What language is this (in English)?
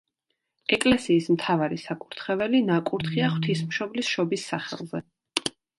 Georgian